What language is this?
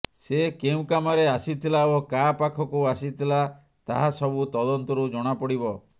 Odia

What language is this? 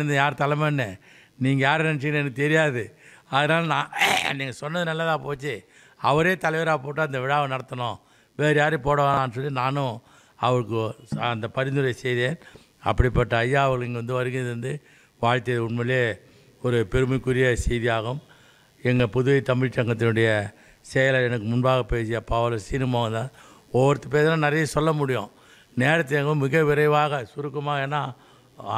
Tamil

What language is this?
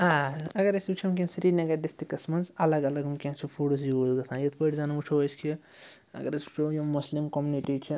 Kashmiri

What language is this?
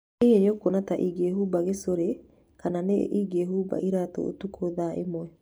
Kikuyu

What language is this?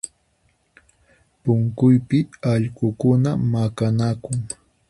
Puno Quechua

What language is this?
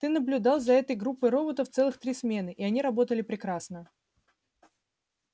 Russian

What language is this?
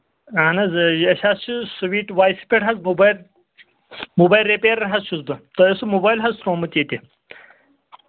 Kashmiri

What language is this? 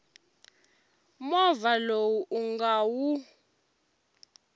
Tsonga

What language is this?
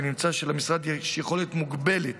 Hebrew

